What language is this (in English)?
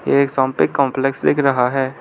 Hindi